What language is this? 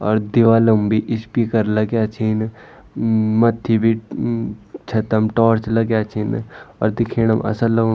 Garhwali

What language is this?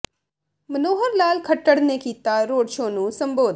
Punjabi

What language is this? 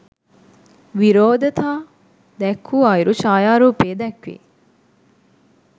Sinhala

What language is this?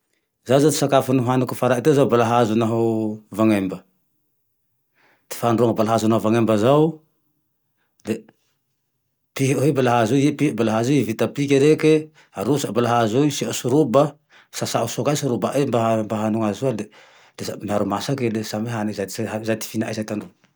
Tandroy-Mahafaly Malagasy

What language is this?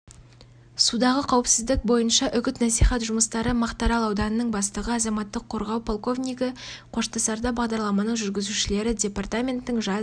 Kazakh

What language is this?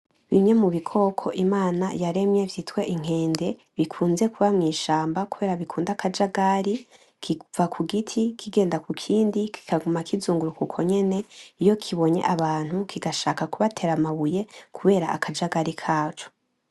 Rundi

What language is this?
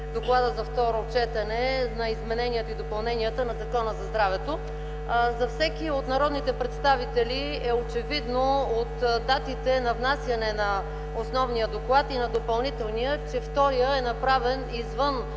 Bulgarian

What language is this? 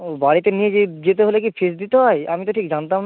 Bangla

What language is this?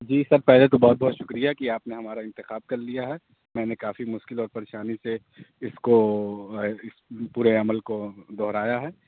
Urdu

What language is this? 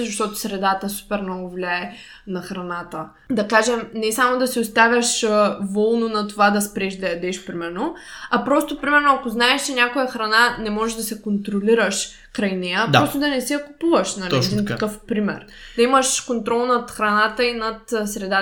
Bulgarian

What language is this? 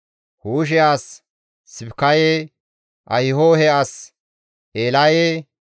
Gamo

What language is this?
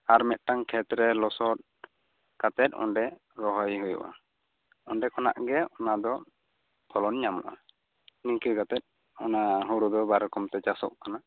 Santali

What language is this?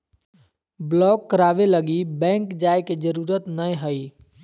Magahi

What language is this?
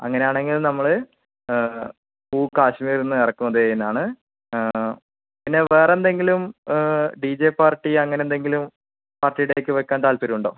Malayalam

